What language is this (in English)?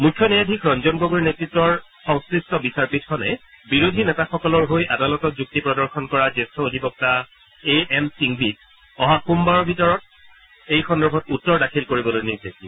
Assamese